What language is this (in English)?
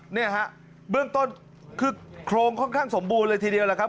Thai